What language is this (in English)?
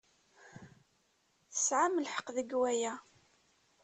Kabyle